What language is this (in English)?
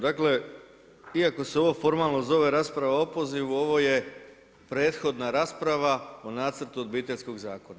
Croatian